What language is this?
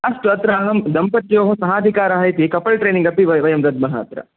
Sanskrit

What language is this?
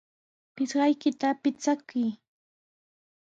Sihuas Ancash Quechua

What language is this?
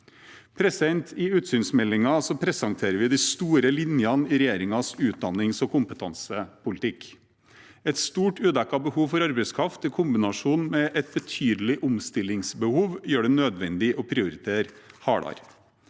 Norwegian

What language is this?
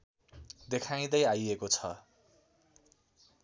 Nepali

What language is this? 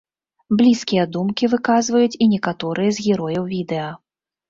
Belarusian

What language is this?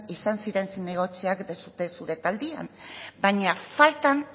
Basque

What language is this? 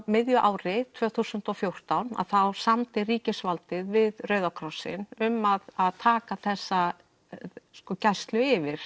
Icelandic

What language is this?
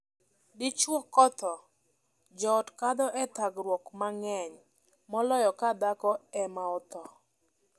Luo (Kenya and Tanzania)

